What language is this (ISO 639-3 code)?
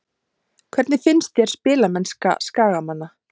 isl